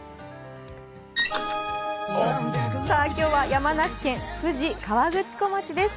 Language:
Japanese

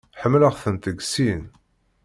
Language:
Kabyle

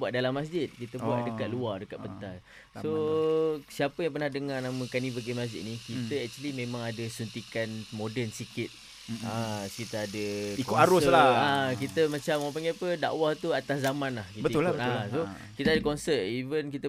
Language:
Malay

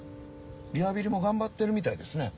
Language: Japanese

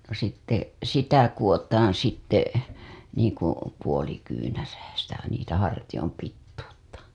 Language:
Finnish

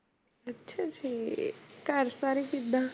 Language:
Punjabi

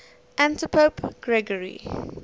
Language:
English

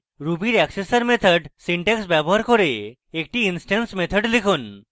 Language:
Bangla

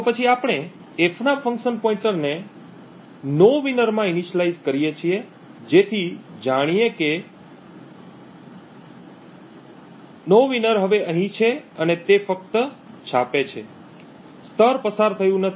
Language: Gujarati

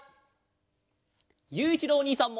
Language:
Japanese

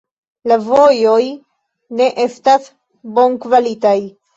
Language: Esperanto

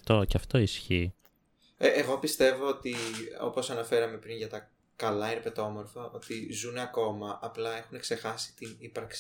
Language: Greek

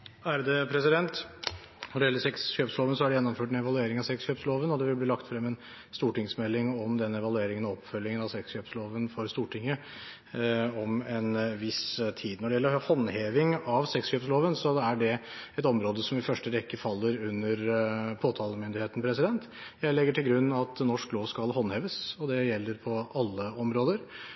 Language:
Norwegian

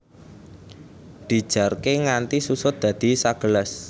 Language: Javanese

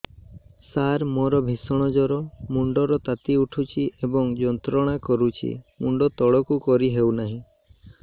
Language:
Odia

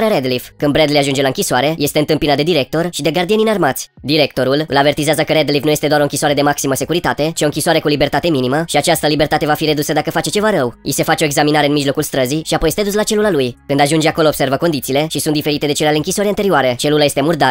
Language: Romanian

